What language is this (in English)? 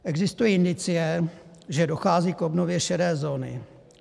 Czech